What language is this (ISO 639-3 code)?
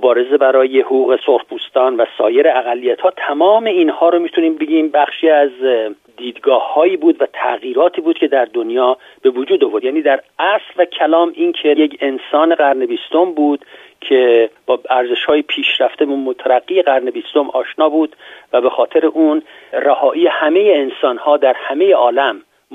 fas